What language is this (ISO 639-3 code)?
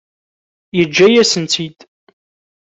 kab